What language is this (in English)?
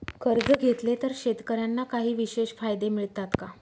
Marathi